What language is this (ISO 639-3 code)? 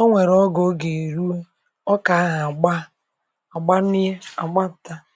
ibo